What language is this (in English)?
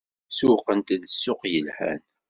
Kabyle